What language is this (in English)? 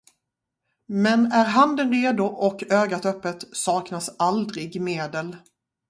Swedish